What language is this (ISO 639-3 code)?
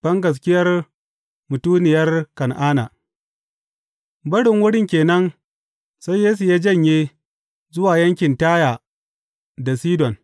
hau